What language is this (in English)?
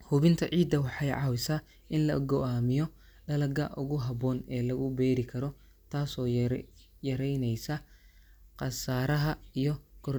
Somali